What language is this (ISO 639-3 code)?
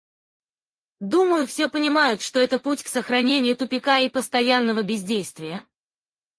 rus